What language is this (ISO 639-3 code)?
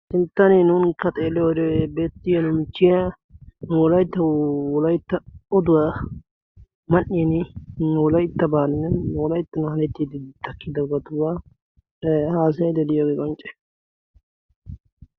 wal